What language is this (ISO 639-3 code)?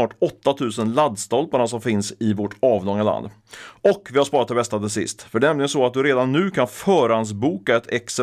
swe